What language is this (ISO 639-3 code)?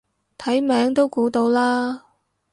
yue